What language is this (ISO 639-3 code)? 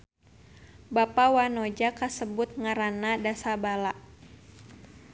sun